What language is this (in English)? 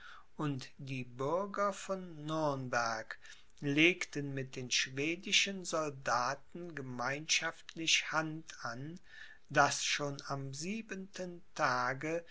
German